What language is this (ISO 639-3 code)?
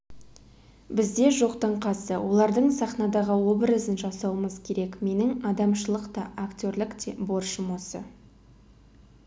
kaz